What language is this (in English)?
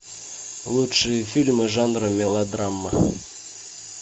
Russian